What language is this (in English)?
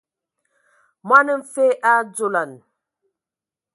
Ewondo